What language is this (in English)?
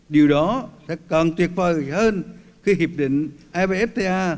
Vietnamese